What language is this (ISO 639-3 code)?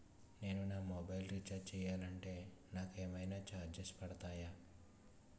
tel